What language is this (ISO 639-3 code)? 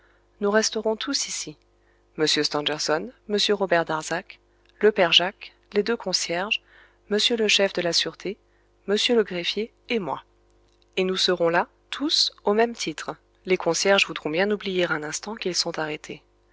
fra